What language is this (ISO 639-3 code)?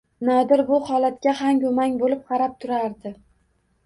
uzb